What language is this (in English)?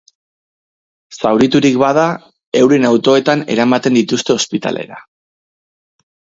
Basque